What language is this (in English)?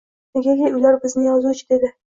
Uzbek